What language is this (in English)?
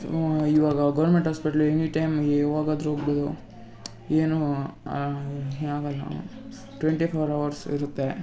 Kannada